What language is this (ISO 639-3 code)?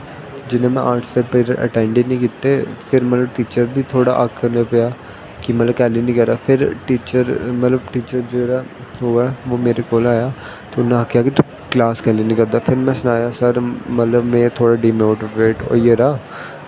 doi